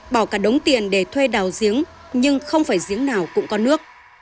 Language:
Vietnamese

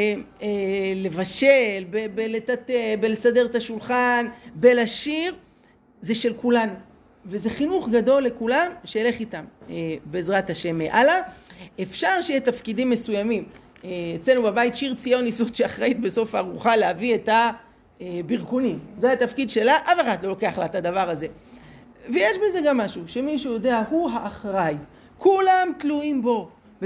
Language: Hebrew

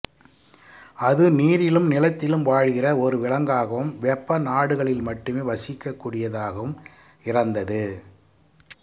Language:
Tamil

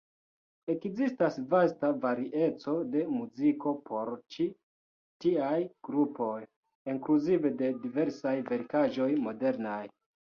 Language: Esperanto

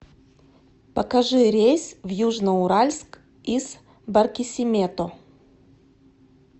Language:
Russian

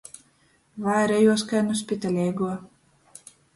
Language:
Latgalian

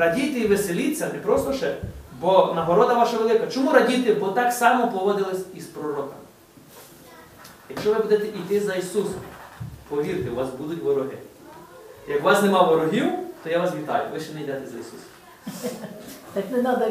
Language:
Ukrainian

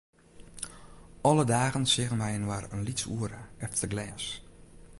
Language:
Western Frisian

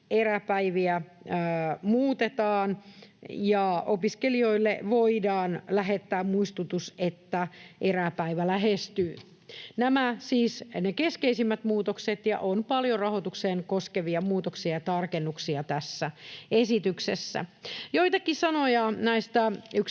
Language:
Finnish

